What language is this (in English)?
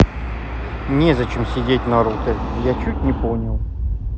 Russian